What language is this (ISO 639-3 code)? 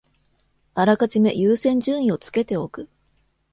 jpn